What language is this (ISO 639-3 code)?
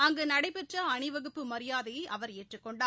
tam